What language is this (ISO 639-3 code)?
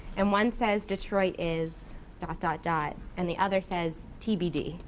eng